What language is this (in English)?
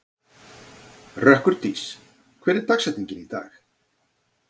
Icelandic